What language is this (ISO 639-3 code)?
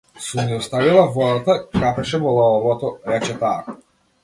mkd